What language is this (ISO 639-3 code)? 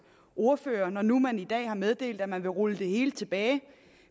dan